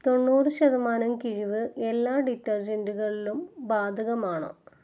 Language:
Malayalam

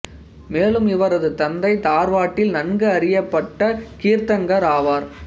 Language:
Tamil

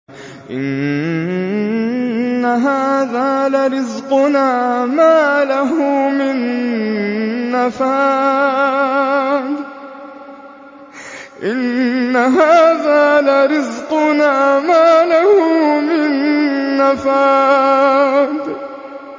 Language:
Arabic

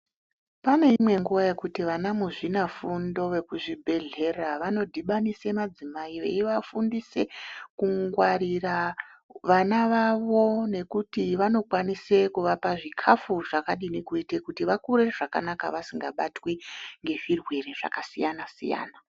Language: Ndau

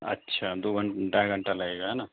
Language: Urdu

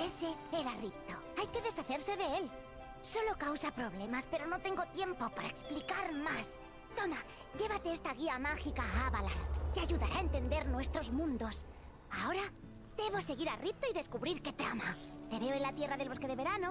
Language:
Spanish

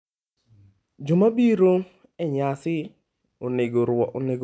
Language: Luo (Kenya and Tanzania)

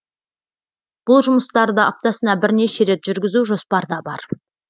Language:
Kazakh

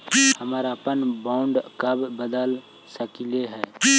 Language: Magahi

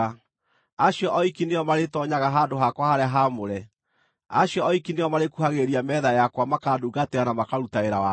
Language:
Kikuyu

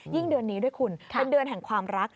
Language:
Thai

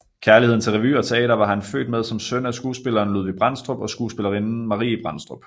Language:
Danish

